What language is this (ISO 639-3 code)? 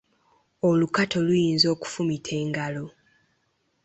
lug